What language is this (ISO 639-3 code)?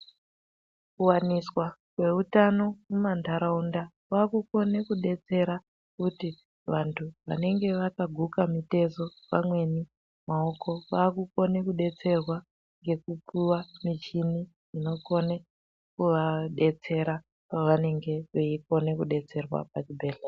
ndc